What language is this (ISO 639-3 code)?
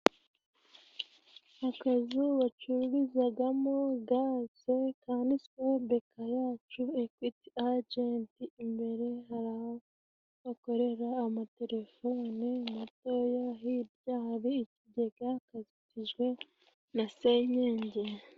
kin